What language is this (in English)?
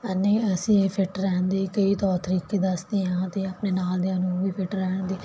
Punjabi